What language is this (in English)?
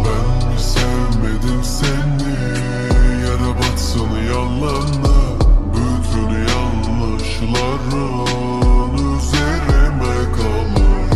Turkish